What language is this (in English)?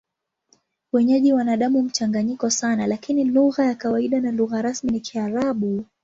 Swahili